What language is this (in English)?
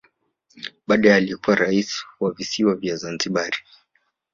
Swahili